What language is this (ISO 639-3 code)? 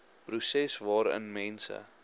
afr